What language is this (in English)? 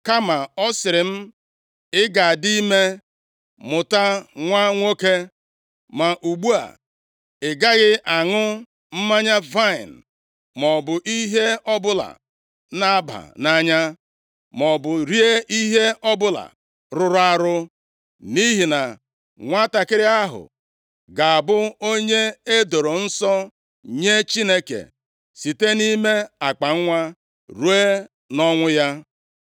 Igbo